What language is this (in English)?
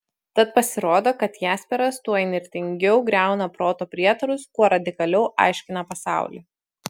Lithuanian